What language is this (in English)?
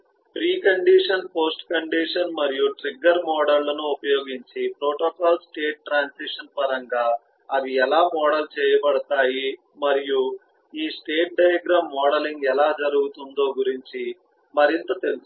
Telugu